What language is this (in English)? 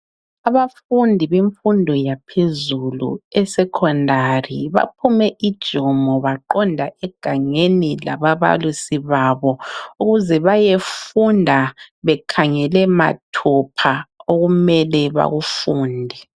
North Ndebele